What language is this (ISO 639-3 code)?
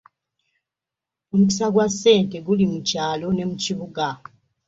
lug